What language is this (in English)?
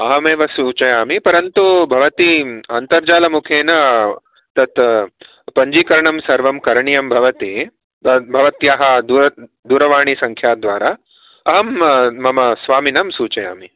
Sanskrit